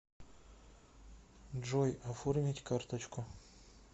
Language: Russian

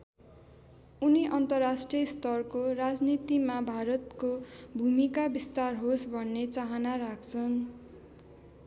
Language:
Nepali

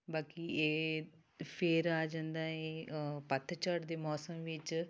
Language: Punjabi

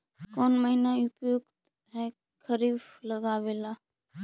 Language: Magahi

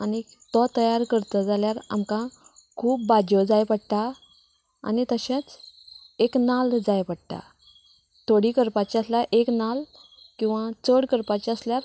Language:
Konkani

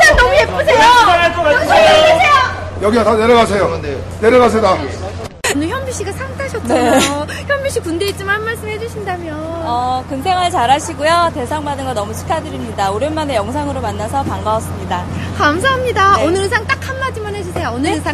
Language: Korean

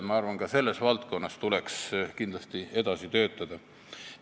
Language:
Estonian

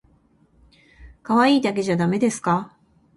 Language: Japanese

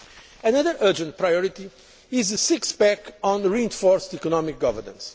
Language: English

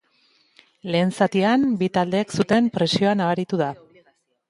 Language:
Basque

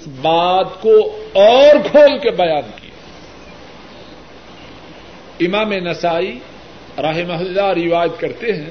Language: Urdu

